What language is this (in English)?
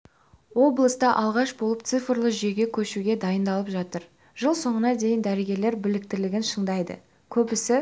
Kazakh